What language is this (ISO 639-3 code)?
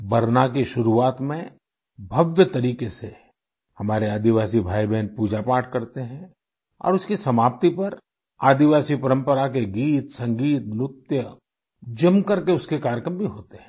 hin